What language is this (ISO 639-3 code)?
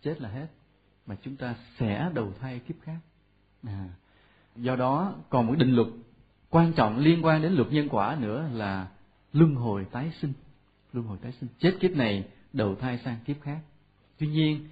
vie